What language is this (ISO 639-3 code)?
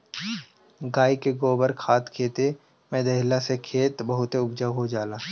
bho